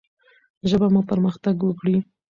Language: Pashto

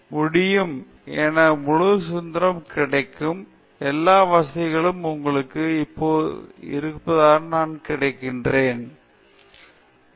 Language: Tamil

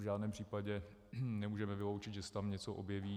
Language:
Czech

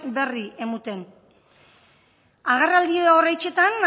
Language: Basque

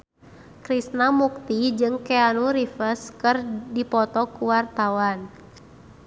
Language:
Sundanese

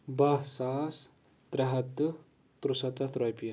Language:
Kashmiri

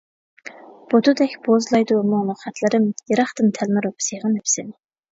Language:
Uyghur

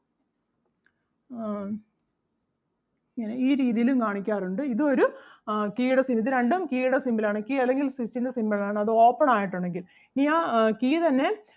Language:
Malayalam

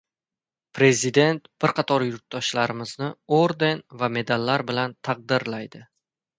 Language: Uzbek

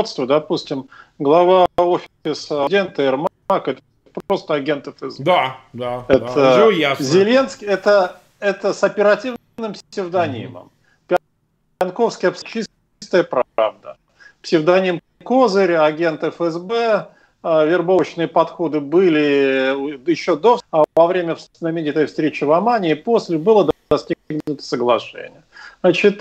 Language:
Russian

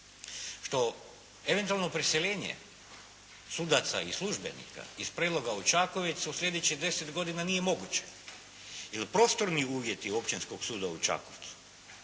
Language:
Croatian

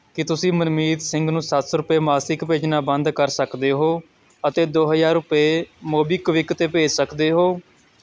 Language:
Punjabi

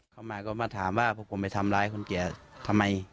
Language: Thai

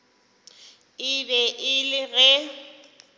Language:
Northern Sotho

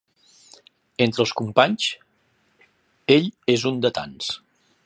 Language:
Catalan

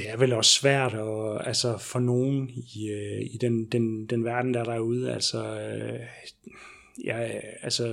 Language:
Danish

